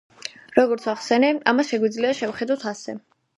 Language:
Georgian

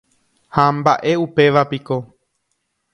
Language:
Guarani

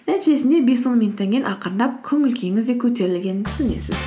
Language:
Kazakh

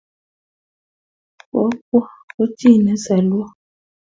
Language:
Kalenjin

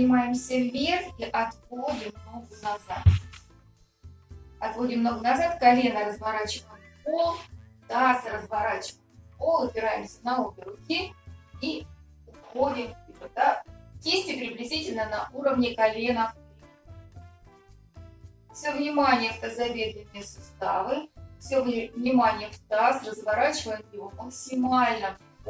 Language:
Russian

